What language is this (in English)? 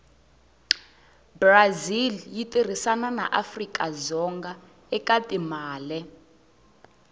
Tsonga